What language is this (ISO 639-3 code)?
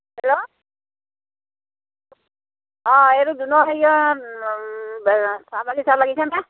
asm